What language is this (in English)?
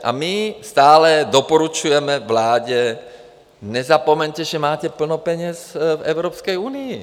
Czech